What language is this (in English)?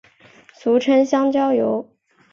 Chinese